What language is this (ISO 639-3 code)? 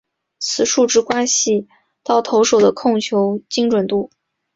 zho